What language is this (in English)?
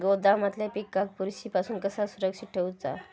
Marathi